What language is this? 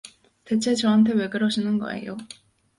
Korean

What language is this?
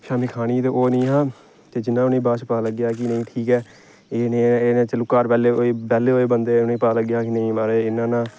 Dogri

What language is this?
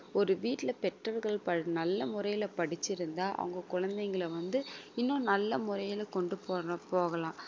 Tamil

